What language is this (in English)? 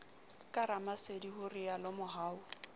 Southern Sotho